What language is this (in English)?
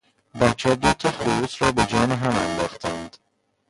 Persian